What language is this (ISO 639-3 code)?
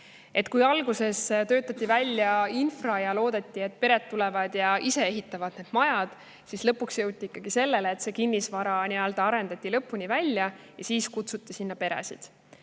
est